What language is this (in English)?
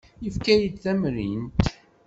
Kabyle